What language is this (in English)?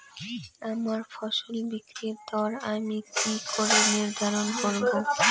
Bangla